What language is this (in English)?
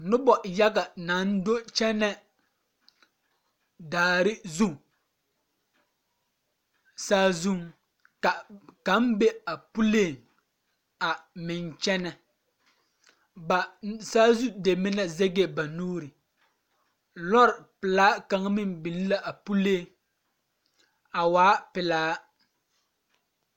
Southern Dagaare